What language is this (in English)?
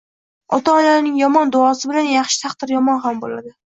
Uzbek